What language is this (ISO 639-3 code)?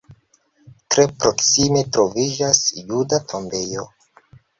epo